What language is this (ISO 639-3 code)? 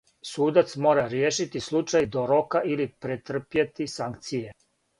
srp